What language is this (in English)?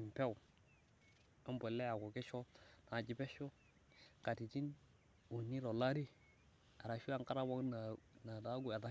Masai